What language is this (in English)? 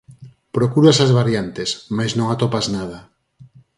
Galician